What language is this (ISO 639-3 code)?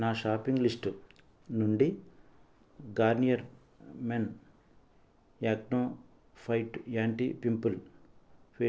tel